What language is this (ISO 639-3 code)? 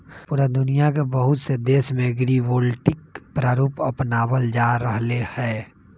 mag